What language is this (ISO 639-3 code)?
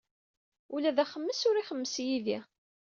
kab